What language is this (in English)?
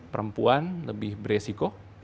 Indonesian